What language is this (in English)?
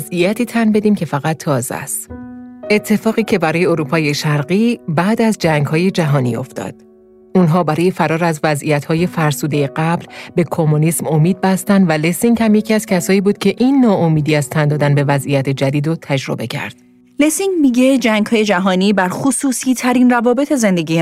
Persian